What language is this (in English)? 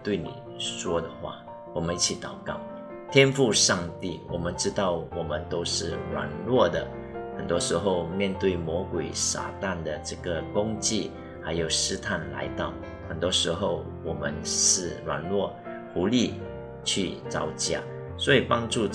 Chinese